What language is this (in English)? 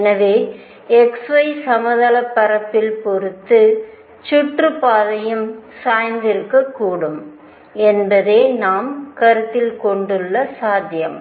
Tamil